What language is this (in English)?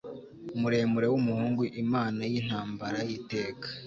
Kinyarwanda